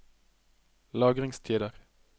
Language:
Norwegian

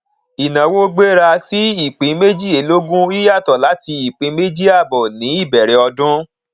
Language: Yoruba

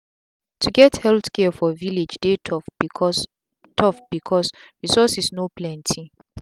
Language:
Nigerian Pidgin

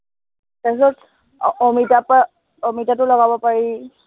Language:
Assamese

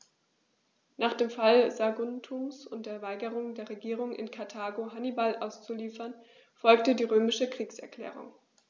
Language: German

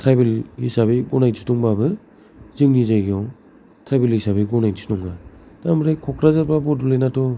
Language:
Bodo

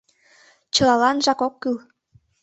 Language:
Mari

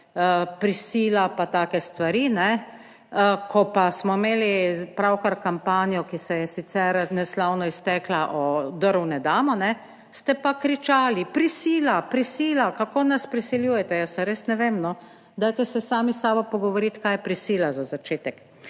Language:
Slovenian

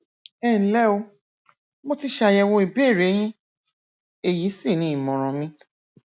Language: Yoruba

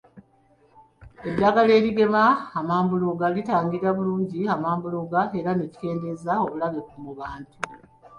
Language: Ganda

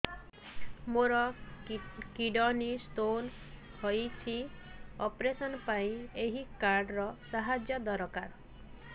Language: Odia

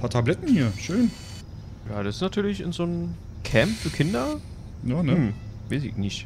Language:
German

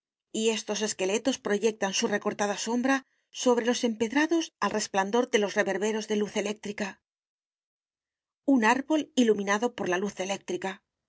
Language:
Spanish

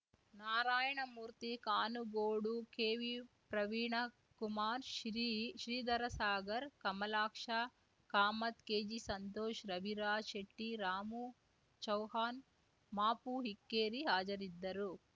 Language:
Kannada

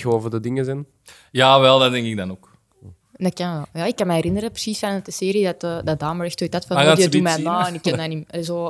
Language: Dutch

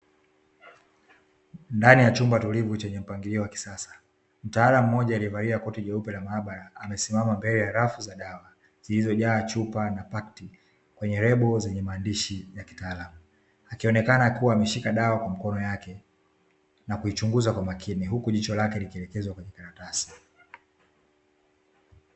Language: Swahili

